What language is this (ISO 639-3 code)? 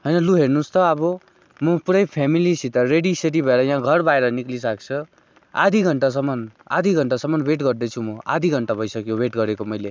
nep